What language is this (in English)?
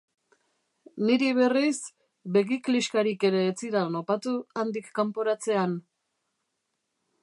Basque